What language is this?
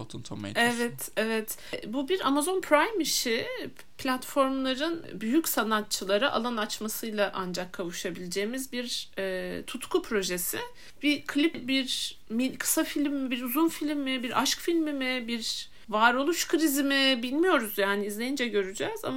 Turkish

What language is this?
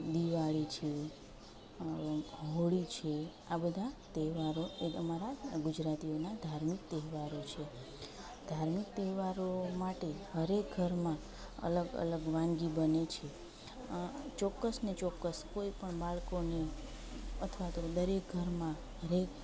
Gujarati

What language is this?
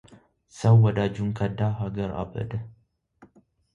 Amharic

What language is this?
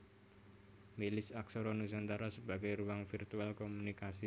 Javanese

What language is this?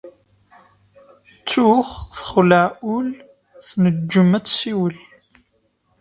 Kabyle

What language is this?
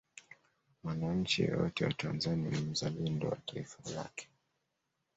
Swahili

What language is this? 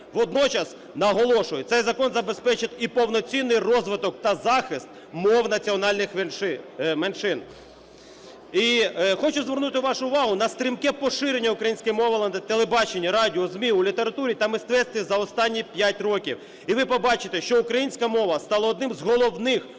Ukrainian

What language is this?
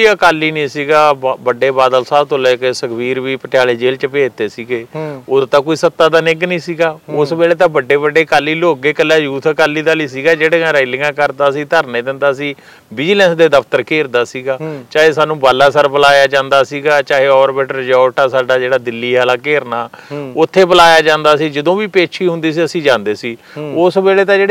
Punjabi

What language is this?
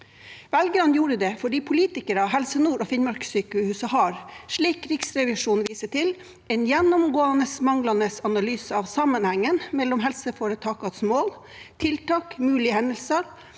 Norwegian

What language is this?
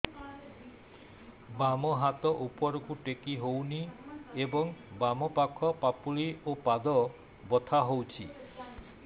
Odia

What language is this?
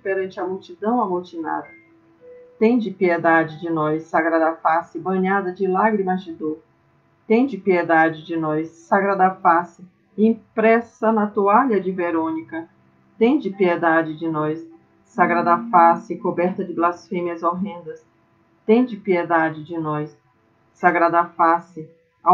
Portuguese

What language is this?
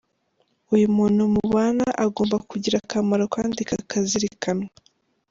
Kinyarwanda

